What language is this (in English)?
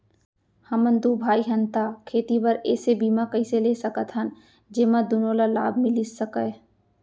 Chhattisgarhi